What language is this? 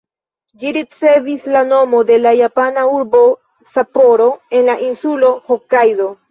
Esperanto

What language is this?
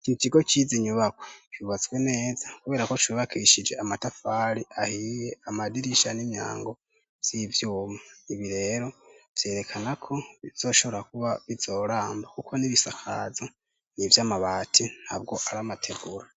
Rundi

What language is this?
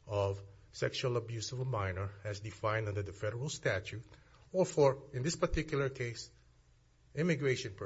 English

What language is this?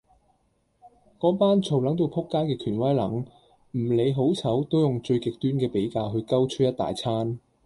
Cantonese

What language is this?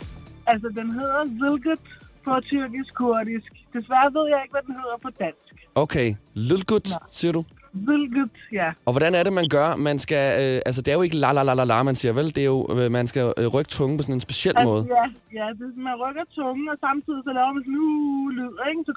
Danish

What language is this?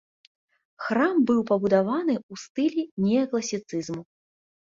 Belarusian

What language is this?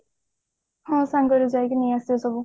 Odia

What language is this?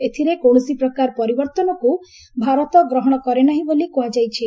Odia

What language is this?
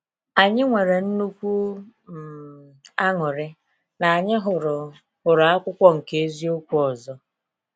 Igbo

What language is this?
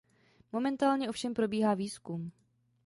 Czech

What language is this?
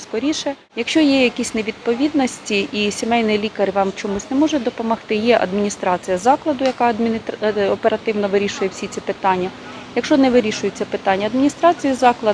Ukrainian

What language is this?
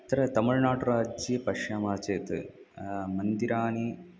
Sanskrit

